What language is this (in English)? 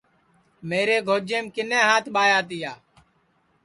Sansi